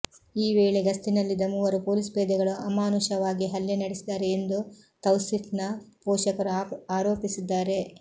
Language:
Kannada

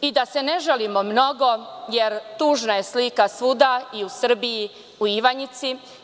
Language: Serbian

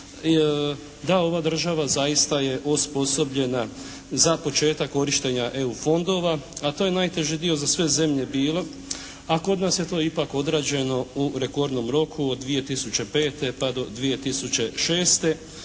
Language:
Croatian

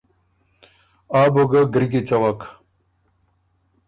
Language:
Ormuri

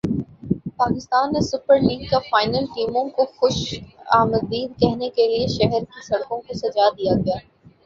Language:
Urdu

